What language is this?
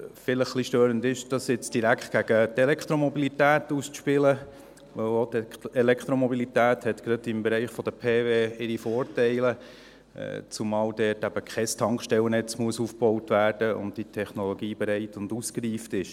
Swiss German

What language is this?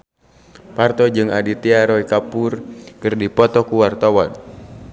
Sundanese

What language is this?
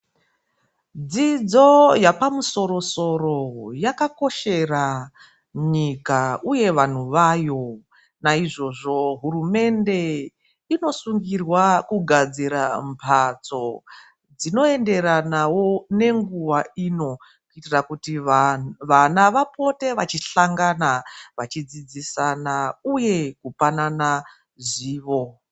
Ndau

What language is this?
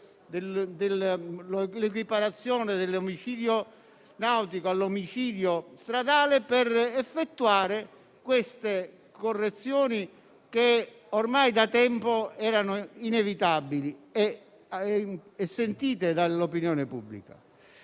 Italian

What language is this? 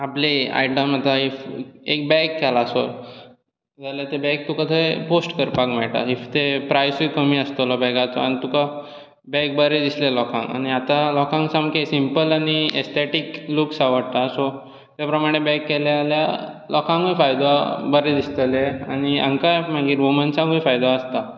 Konkani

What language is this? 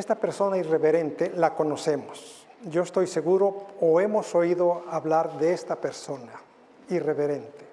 Spanish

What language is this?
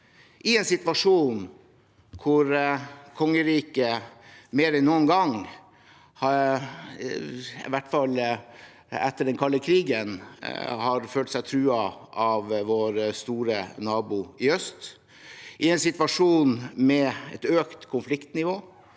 Norwegian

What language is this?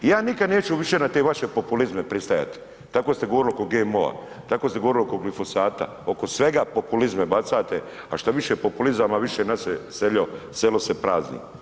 Croatian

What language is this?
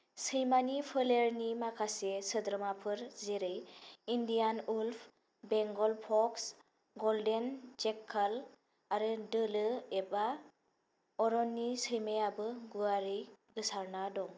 Bodo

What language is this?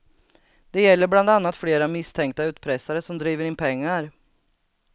Swedish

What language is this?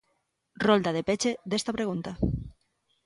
Galician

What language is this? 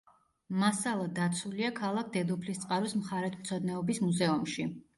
Georgian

